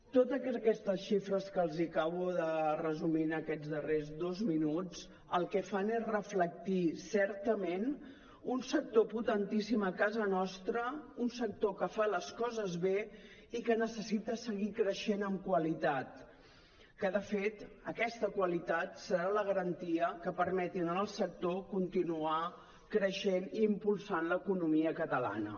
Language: Catalan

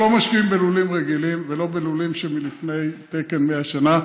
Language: Hebrew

